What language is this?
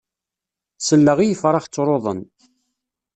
Kabyle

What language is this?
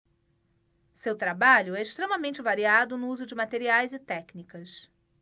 Portuguese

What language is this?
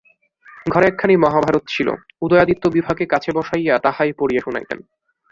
Bangla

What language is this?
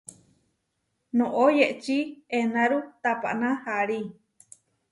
Huarijio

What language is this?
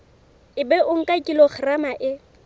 Southern Sotho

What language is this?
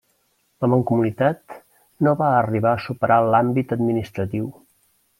Catalan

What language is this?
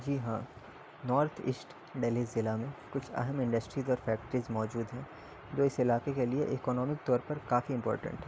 Urdu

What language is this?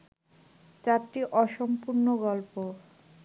Bangla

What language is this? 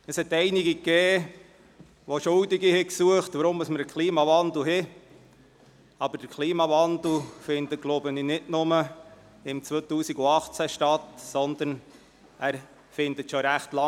Swiss German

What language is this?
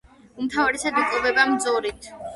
Georgian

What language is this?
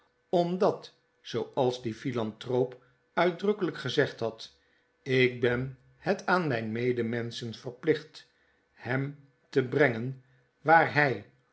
Dutch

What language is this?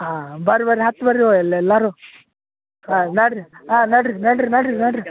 Kannada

